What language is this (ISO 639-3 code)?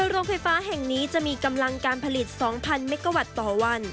tha